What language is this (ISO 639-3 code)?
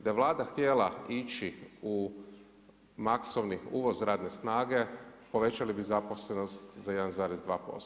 hrv